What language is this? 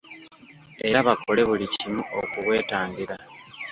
Ganda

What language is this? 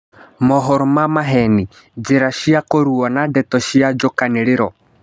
Kikuyu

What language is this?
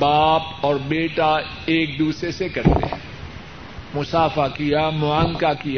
Urdu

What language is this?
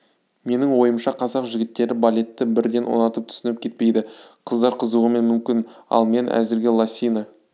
Kazakh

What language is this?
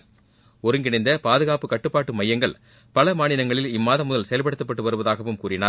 Tamil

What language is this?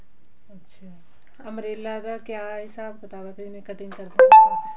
Punjabi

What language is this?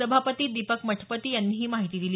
Marathi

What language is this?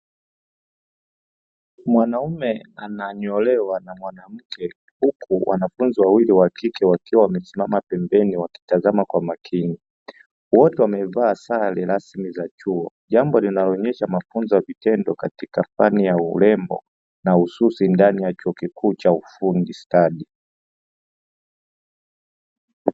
Swahili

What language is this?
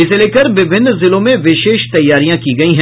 Hindi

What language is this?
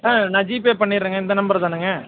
Tamil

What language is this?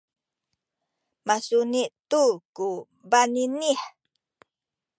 Sakizaya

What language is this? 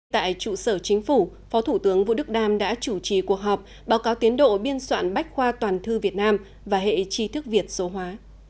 Vietnamese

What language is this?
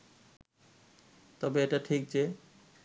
Bangla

